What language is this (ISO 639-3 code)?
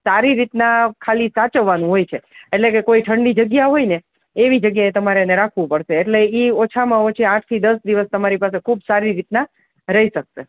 guj